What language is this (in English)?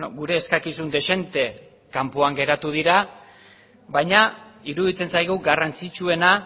Basque